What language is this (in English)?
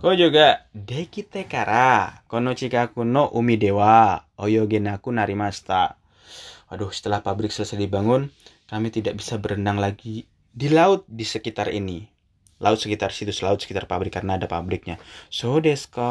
Indonesian